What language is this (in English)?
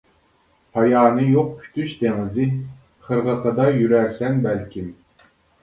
Uyghur